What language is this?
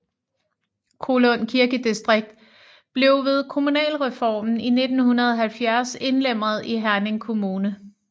Danish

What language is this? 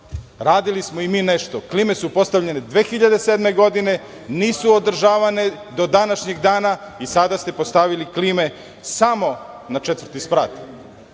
Serbian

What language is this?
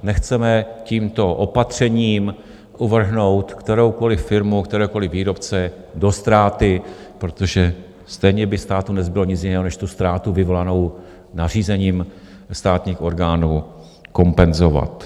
Czech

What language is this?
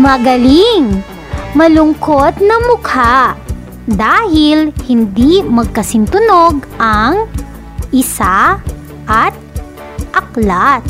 Filipino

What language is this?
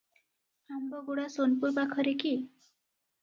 Odia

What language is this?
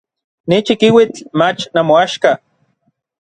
Orizaba Nahuatl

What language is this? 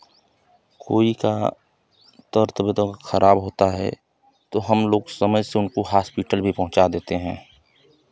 Hindi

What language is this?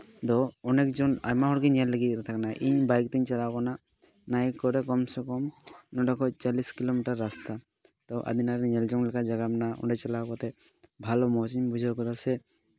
Santali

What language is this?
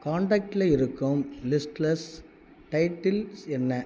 Tamil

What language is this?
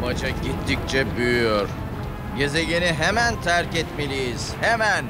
Turkish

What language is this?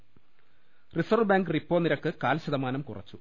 Malayalam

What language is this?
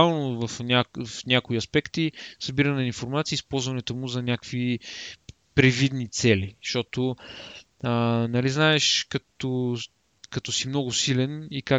Bulgarian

